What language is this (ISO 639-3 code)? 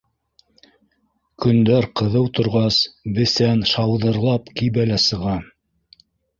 bak